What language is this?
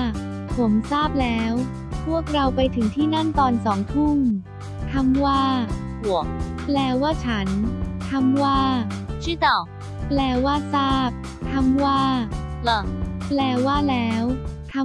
Thai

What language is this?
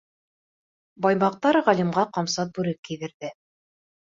Bashkir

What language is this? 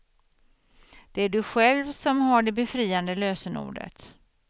Swedish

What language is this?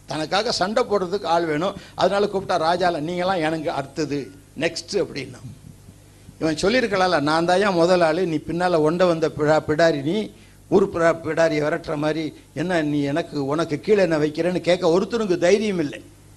Tamil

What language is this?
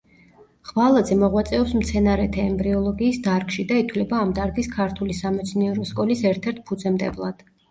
Georgian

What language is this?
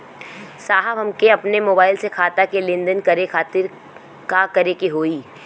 Bhojpuri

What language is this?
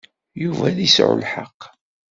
Kabyle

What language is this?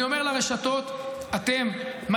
Hebrew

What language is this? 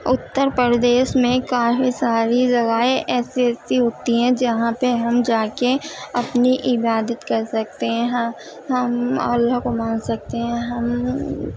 Urdu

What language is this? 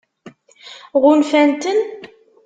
Kabyle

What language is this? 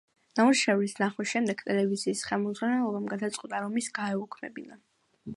Georgian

